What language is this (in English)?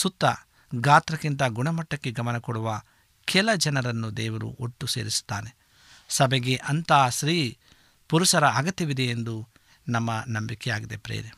Kannada